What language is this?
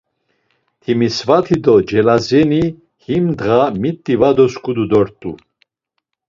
Laz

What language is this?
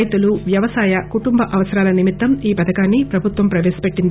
Telugu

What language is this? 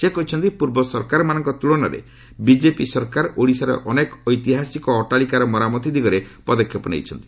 Odia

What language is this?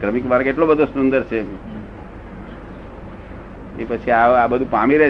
Gujarati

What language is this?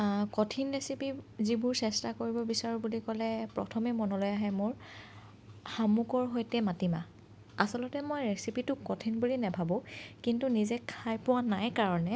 Assamese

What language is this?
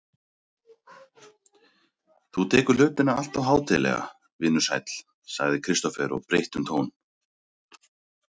Icelandic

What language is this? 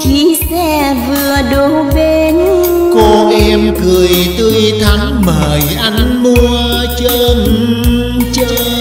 Vietnamese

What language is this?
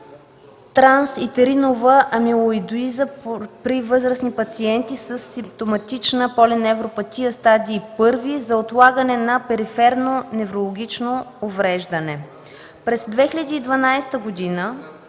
Bulgarian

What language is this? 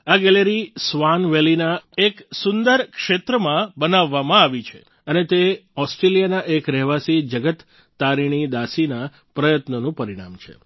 Gujarati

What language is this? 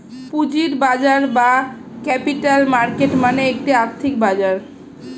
Bangla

